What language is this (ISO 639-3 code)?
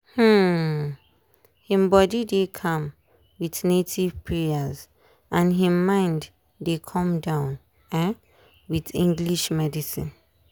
pcm